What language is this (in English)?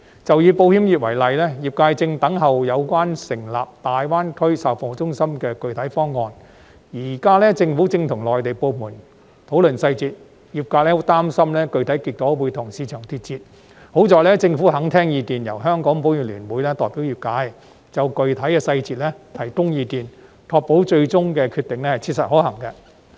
Cantonese